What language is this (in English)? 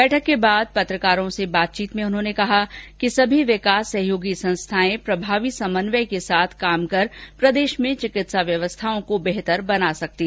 Hindi